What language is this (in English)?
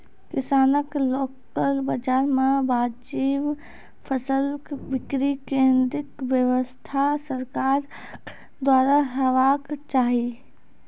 Maithili